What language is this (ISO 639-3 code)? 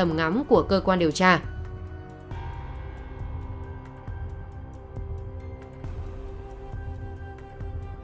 vie